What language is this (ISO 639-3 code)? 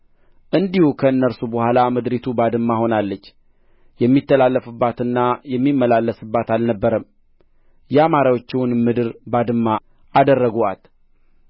amh